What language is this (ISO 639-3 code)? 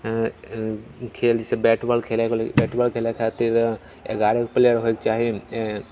mai